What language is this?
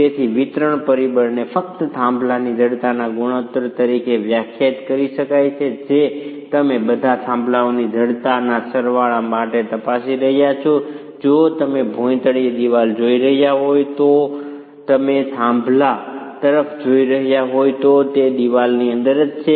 Gujarati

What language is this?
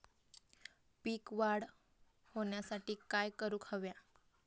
Marathi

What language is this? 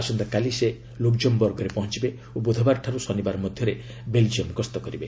Odia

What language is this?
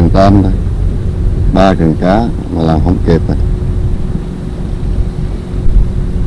Vietnamese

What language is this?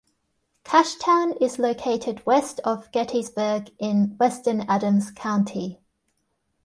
English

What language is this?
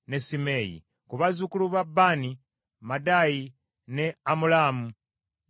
Ganda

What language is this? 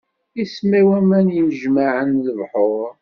Kabyle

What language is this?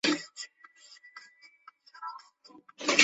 Chinese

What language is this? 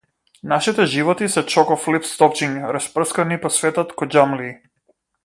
Macedonian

